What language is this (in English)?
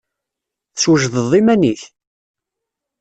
Kabyle